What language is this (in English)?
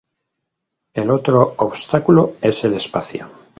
Spanish